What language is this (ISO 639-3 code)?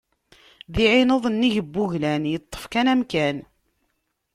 kab